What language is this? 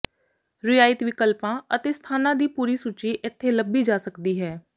Punjabi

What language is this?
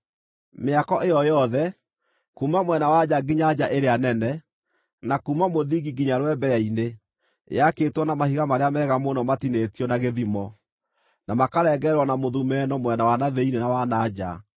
Kikuyu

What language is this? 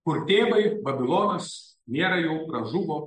Lithuanian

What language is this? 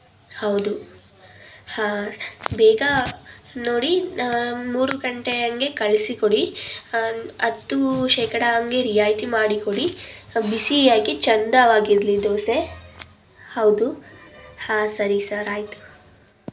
Kannada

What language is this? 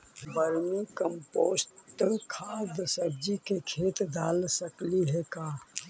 Magahi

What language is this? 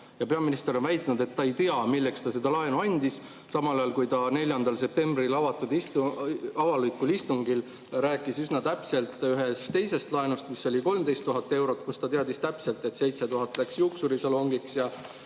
Estonian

